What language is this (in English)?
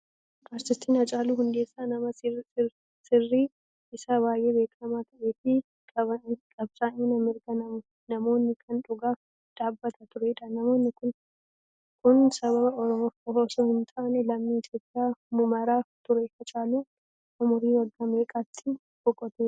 Oromo